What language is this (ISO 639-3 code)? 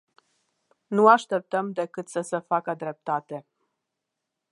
ron